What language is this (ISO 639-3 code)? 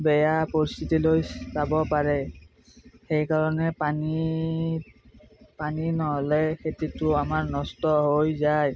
asm